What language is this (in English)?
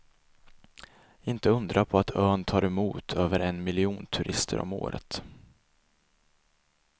Swedish